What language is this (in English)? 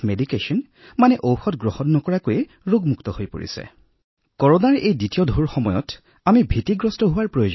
Assamese